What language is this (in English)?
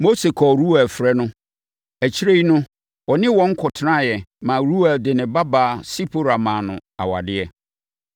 Akan